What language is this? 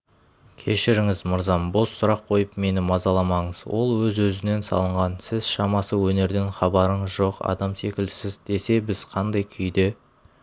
Kazakh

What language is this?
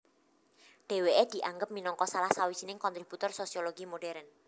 Javanese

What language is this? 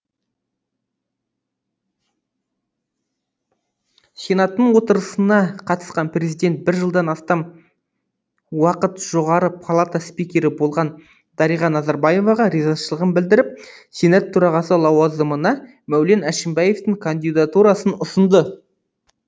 Kazakh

